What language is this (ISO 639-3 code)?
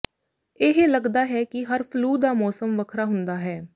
pan